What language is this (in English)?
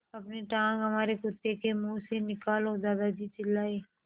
Hindi